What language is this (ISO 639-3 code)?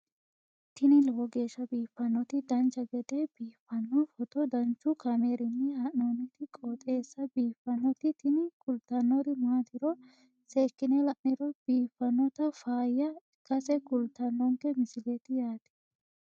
sid